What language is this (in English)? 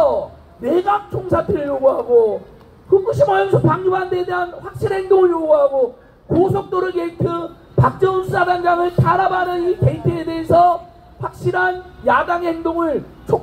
Korean